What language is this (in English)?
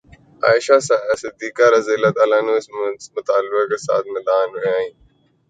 Urdu